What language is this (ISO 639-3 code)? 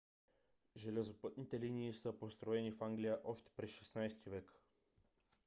bul